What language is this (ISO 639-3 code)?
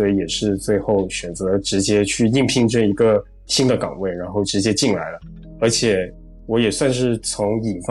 zho